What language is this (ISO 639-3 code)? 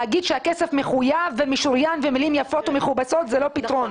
heb